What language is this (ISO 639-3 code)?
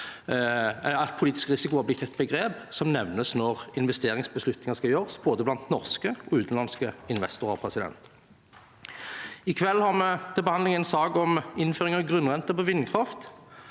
nor